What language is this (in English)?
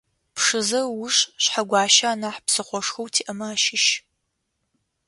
Adyghe